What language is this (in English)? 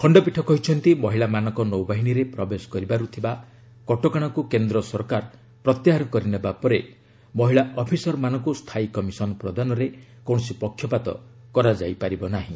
Odia